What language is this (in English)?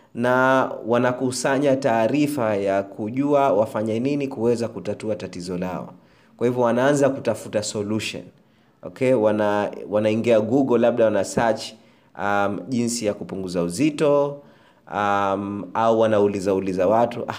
Swahili